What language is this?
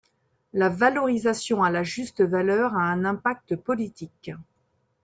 French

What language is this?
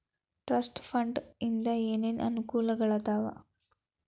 Kannada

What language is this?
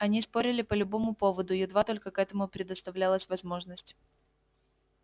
Russian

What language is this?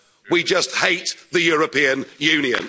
English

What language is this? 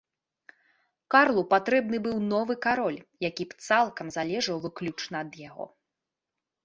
Belarusian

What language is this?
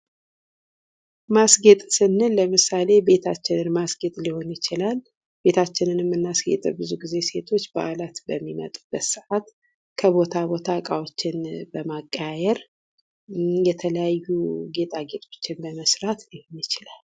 Amharic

